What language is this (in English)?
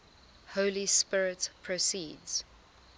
English